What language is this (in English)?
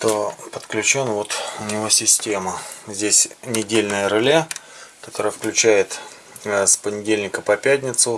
Russian